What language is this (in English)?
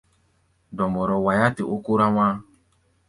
Gbaya